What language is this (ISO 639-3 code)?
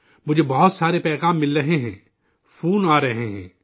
urd